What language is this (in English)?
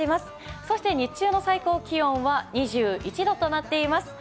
Japanese